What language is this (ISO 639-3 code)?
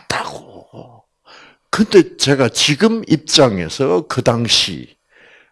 kor